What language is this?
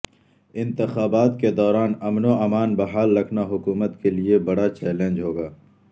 Urdu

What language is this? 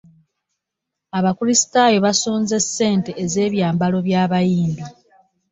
Ganda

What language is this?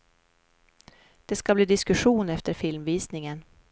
Swedish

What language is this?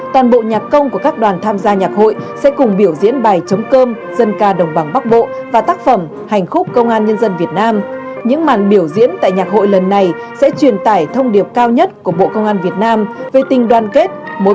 Vietnamese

